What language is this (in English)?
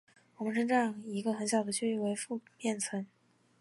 Chinese